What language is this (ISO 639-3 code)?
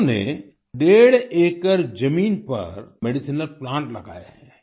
hin